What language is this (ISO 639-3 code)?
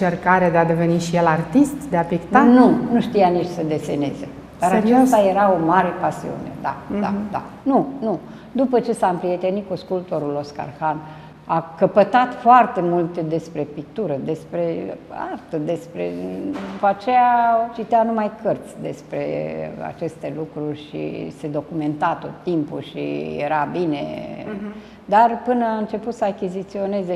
ron